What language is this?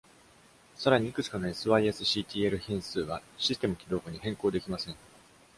Japanese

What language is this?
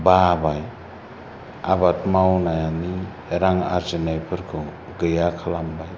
Bodo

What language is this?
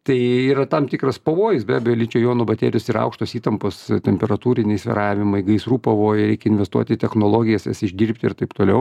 Lithuanian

